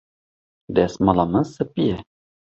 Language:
Kurdish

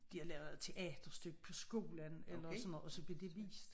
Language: Danish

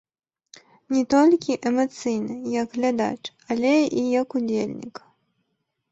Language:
Belarusian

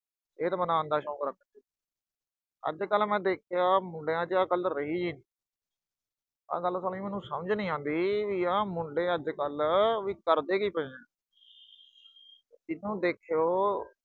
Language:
Punjabi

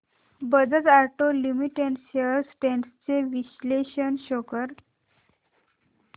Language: Marathi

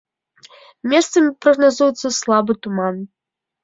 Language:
Belarusian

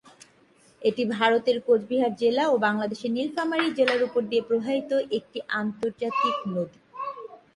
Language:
Bangla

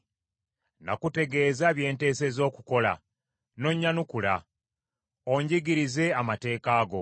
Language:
Ganda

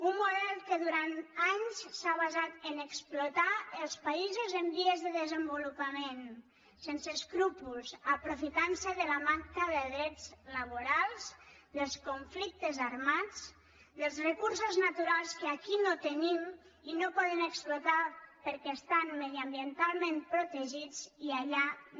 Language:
Catalan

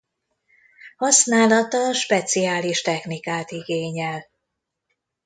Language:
Hungarian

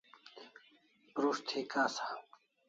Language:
Kalasha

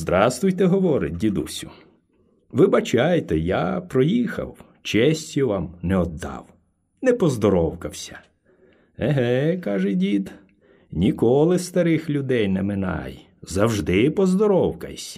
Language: Ukrainian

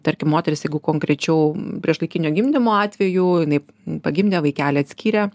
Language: Lithuanian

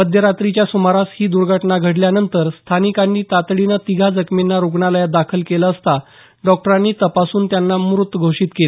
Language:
Marathi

